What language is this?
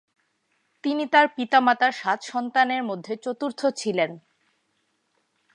Bangla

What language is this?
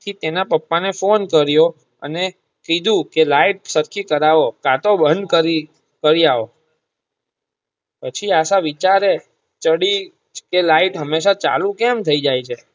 Gujarati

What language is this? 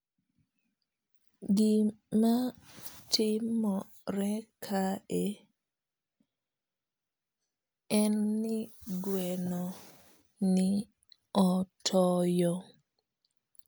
Luo (Kenya and Tanzania)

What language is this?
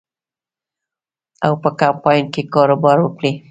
Pashto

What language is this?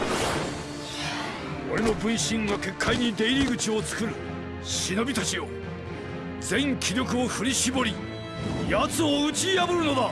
Japanese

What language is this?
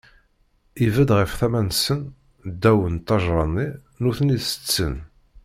Kabyle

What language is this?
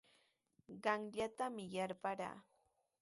Sihuas Ancash Quechua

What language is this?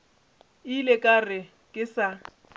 Northern Sotho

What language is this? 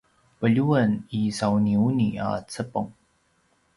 Paiwan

